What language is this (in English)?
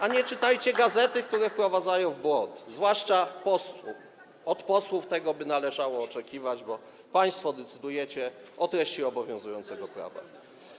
Polish